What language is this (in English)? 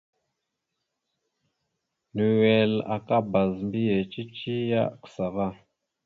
Mada (Cameroon)